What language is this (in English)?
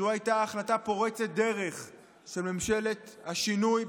Hebrew